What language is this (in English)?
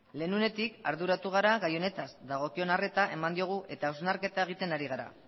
Basque